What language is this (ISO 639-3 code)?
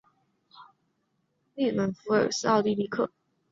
zho